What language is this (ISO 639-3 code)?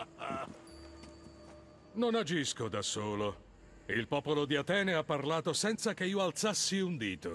ita